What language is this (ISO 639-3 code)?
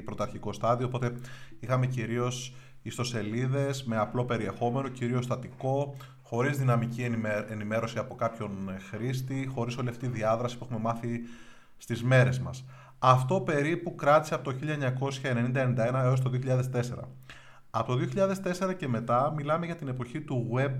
ell